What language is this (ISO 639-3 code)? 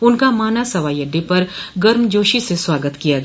hin